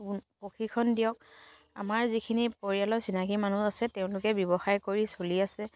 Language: Assamese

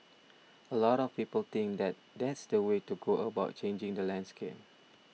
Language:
English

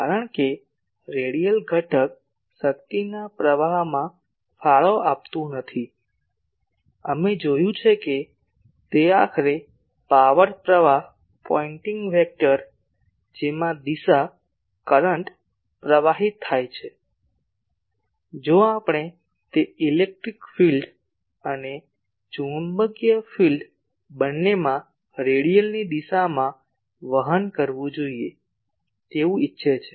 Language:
Gujarati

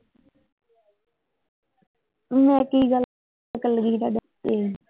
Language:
Punjabi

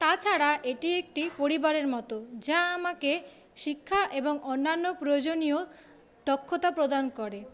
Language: Bangla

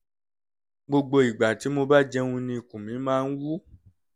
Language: Yoruba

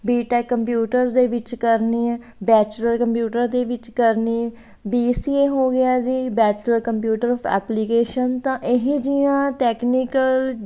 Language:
Punjabi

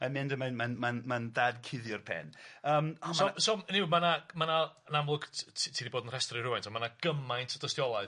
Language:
Welsh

